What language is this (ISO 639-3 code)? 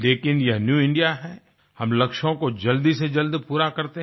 hin